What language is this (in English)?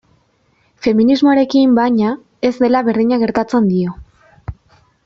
Basque